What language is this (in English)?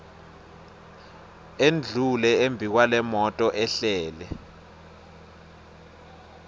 Swati